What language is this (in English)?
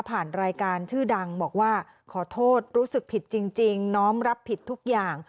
Thai